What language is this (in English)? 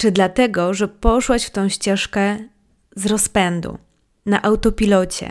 Polish